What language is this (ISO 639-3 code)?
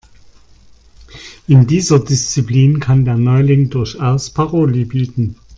deu